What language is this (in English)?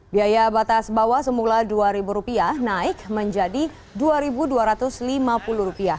Indonesian